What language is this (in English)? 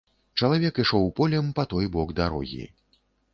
Belarusian